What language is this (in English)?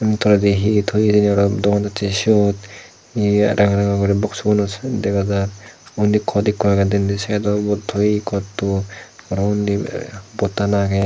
Chakma